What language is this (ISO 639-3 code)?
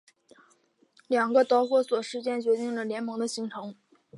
zho